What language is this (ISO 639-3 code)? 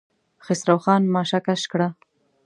pus